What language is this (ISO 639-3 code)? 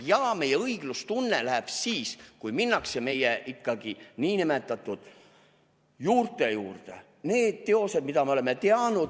est